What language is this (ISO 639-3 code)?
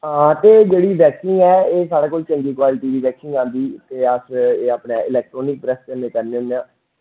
doi